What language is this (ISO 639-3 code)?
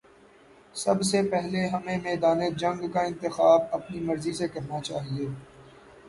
urd